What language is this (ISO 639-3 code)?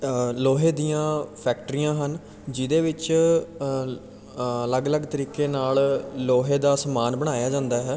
pan